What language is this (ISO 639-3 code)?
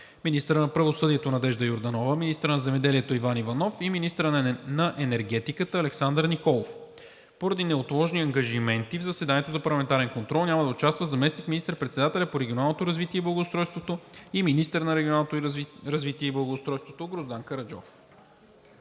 bul